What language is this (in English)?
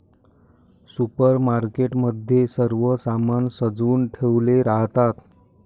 Marathi